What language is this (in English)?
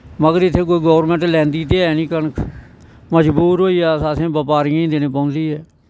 Dogri